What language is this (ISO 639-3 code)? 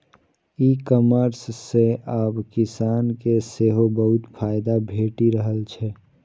mai